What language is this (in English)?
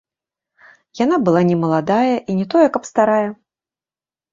Belarusian